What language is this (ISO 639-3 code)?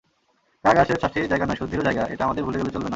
ben